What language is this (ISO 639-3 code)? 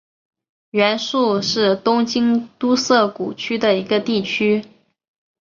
zho